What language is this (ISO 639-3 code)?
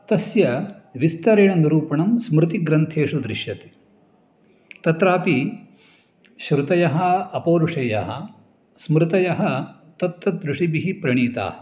san